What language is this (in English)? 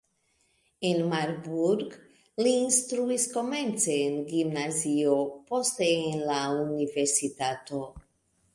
Esperanto